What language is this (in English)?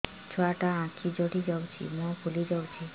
Odia